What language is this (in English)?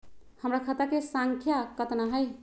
Magahi